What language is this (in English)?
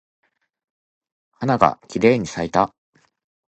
Japanese